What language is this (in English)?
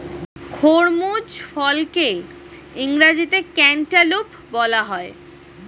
Bangla